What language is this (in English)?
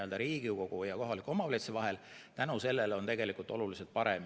Estonian